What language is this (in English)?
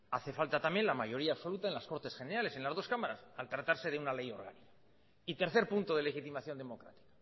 Spanish